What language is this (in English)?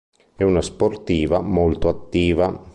Italian